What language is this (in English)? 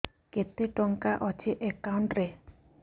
Odia